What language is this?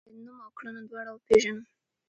Pashto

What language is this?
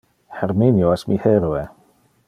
Interlingua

